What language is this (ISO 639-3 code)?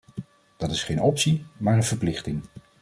nld